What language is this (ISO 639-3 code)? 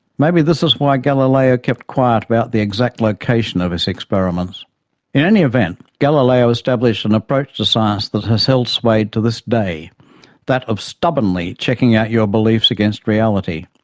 eng